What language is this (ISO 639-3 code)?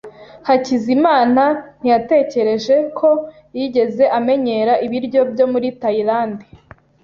kin